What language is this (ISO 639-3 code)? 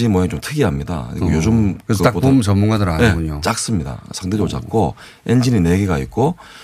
kor